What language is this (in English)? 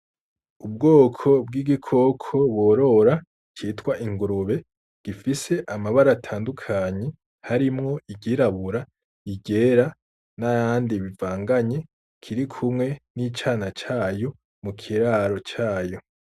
Rundi